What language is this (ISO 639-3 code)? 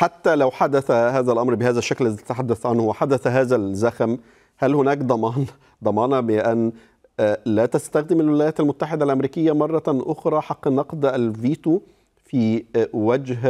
ara